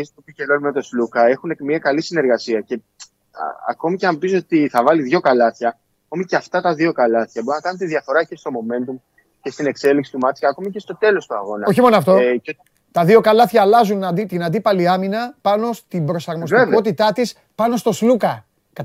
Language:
Greek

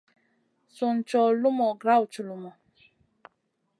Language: Masana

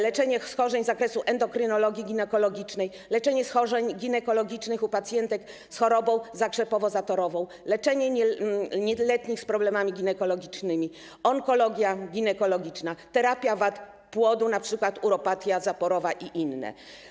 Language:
Polish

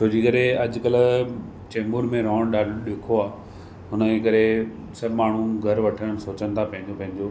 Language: Sindhi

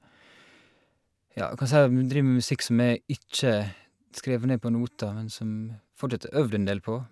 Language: Norwegian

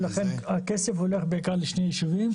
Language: Hebrew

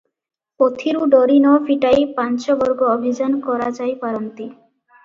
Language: Odia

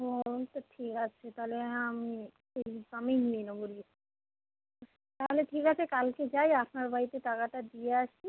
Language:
Bangla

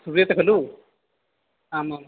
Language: Sanskrit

